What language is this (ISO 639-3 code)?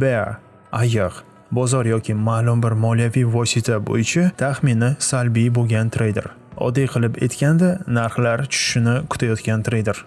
uzb